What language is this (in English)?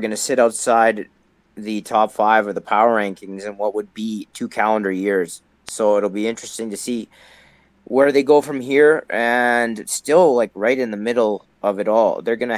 English